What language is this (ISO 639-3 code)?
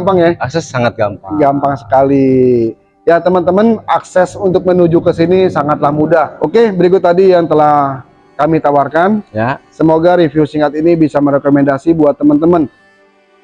ind